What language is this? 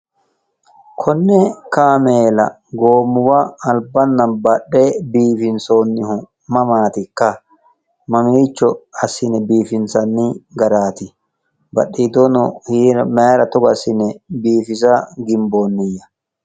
Sidamo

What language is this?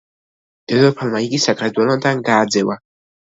Georgian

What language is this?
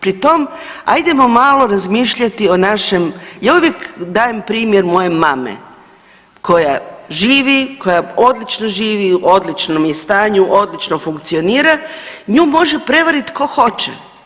Croatian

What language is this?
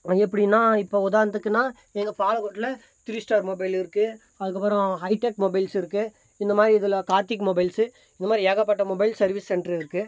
Tamil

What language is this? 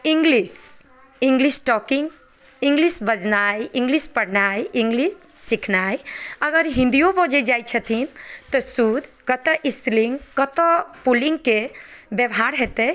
Maithili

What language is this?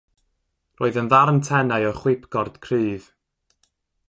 Welsh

